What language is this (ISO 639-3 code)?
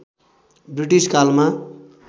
nep